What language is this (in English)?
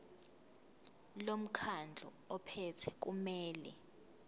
Zulu